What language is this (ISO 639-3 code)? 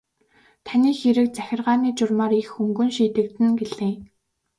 mon